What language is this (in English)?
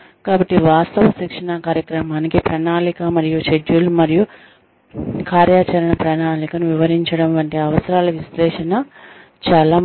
Telugu